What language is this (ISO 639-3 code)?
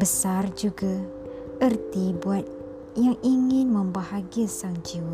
msa